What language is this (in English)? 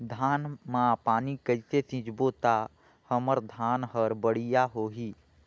Chhattisgarhi